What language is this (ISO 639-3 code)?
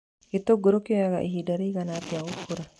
kik